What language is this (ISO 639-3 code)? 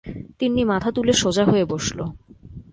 ben